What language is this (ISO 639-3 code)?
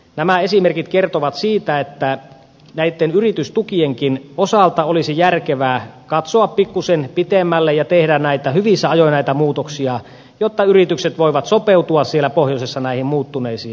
fin